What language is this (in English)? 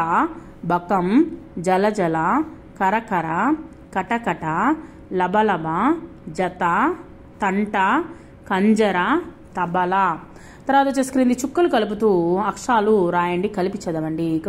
Telugu